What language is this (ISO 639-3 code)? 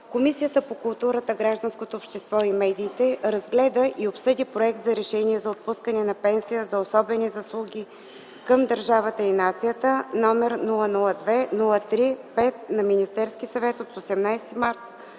bul